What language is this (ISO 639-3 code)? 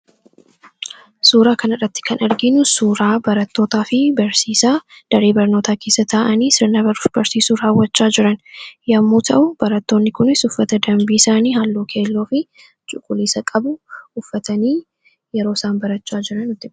orm